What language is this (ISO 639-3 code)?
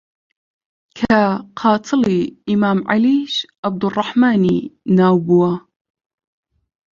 ckb